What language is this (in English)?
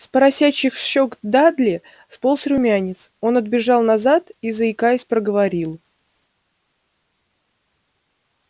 Russian